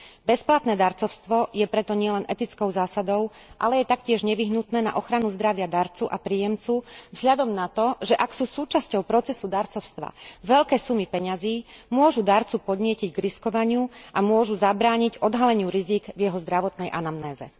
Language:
Slovak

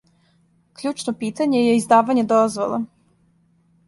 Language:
Serbian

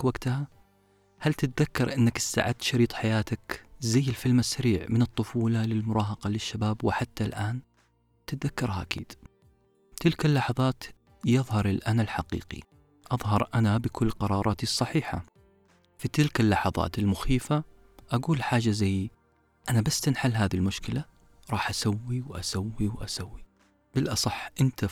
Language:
Arabic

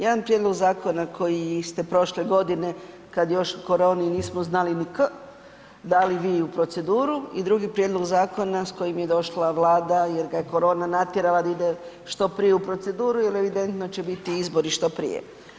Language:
Croatian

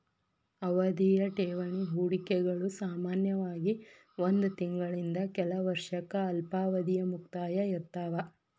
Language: Kannada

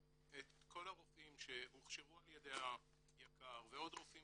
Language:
Hebrew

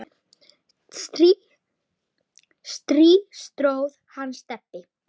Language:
Icelandic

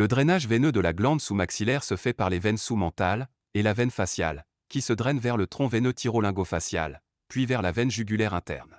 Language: French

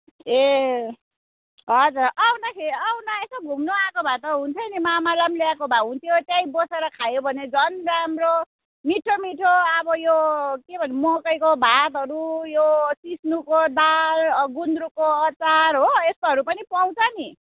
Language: Nepali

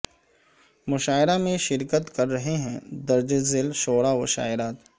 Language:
Urdu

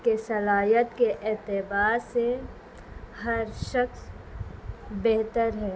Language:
Urdu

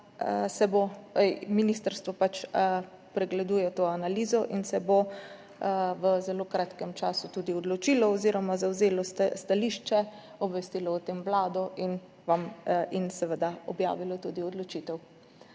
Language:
Slovenian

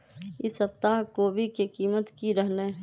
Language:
Magahi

